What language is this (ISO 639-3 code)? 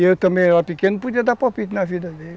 por